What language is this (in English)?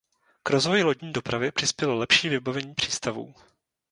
Czech